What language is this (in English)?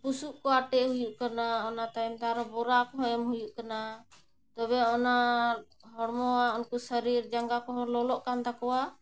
Santali